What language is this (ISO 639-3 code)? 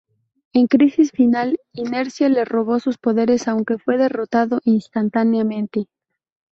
spa